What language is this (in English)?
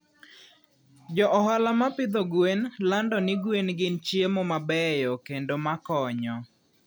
Luo (Kenya and Tanzania)